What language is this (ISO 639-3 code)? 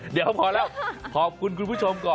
tha